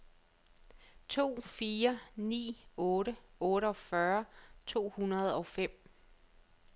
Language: Danish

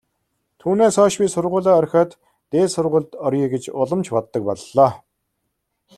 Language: Mongolian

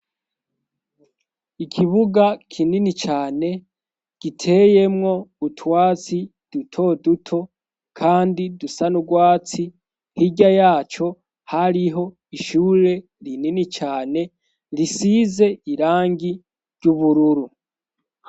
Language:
Rundi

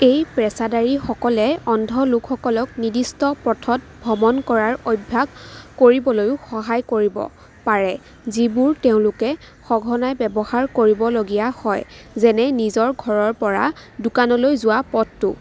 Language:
Assamese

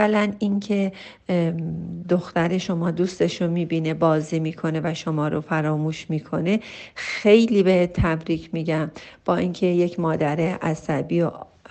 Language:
Persian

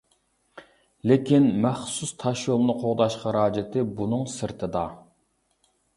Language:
Uyghur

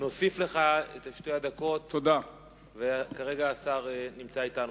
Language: Hebrew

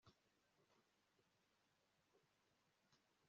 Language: Kinyarwanda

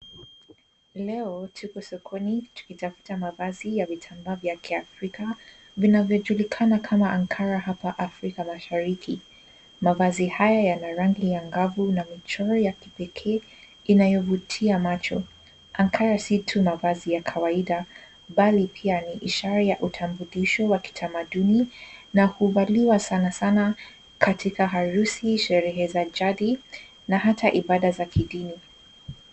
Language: Swahili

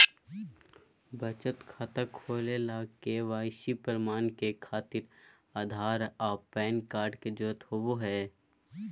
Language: Magahi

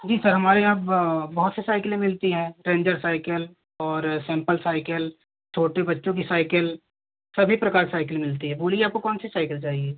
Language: Hindi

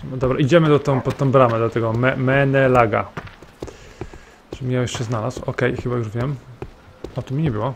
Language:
Polish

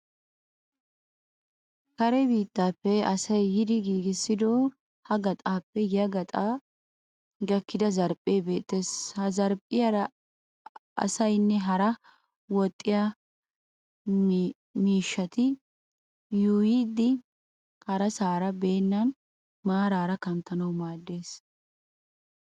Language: Wolaytta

